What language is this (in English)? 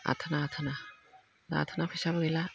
Bodo